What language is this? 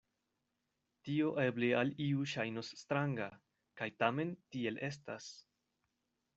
Esperanto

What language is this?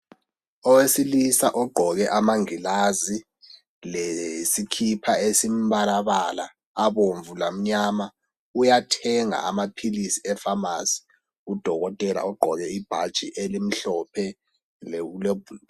North Ndebele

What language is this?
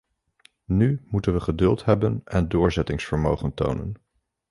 Dutch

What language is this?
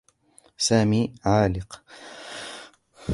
Arabic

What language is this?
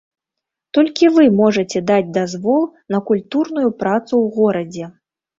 Belarusian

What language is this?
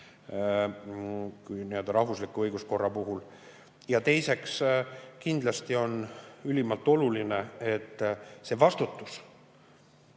Estonian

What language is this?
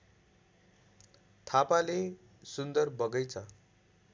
Nepali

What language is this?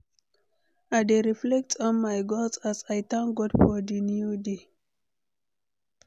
Nigerian Pidgin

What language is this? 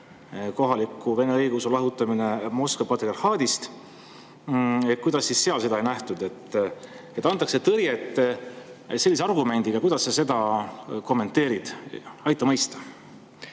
Estonian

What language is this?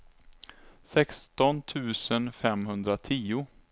Swedish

